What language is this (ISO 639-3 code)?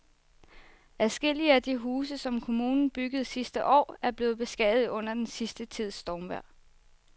dan